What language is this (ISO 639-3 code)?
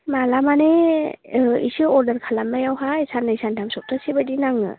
brx